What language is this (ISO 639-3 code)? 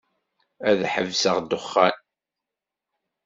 kab